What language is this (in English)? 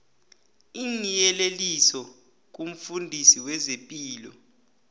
South Ndebele